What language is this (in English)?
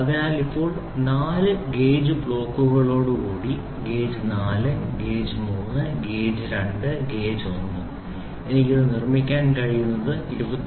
Malayalam